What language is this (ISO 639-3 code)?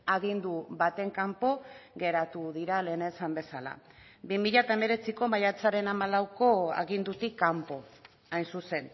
eus